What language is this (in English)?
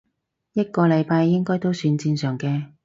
Cantonese